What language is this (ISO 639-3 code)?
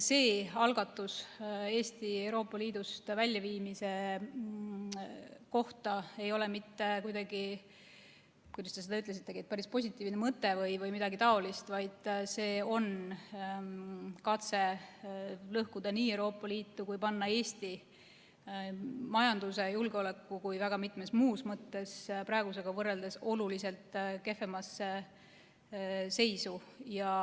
est